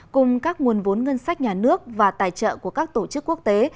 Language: Vietnamese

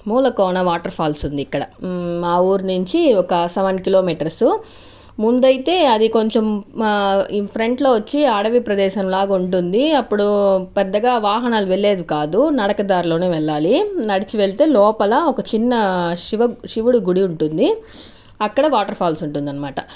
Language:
Telugu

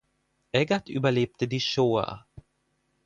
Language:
German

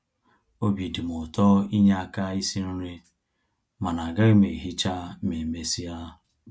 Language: Igbo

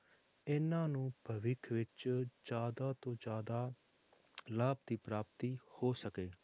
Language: Punjabi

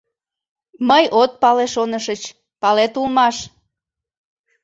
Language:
Mari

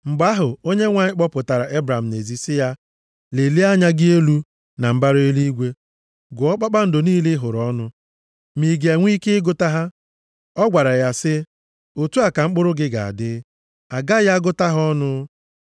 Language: Igbo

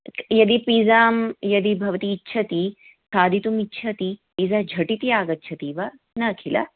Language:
Sanskrit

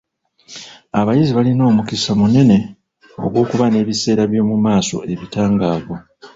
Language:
Ganda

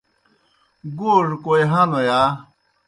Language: Kohistani Shina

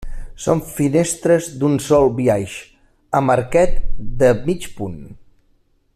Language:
Catalan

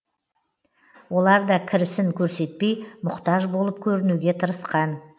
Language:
Kazakh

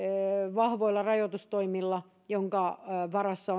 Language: Finnish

